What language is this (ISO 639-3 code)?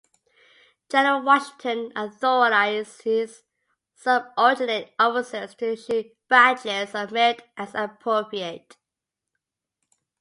eng